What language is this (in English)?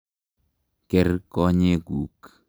Kalenjin